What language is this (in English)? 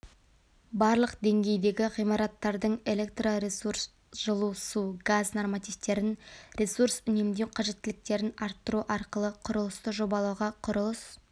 Kazakh